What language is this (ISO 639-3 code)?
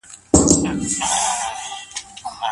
pus